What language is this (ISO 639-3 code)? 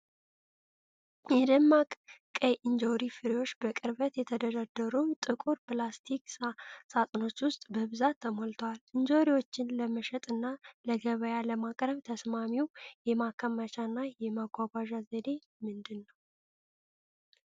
amh